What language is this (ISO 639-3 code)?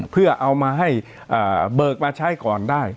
tha